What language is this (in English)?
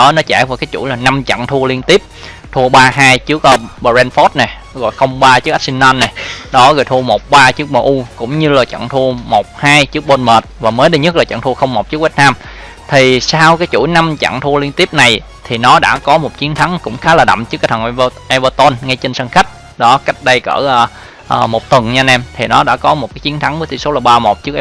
Vietnamese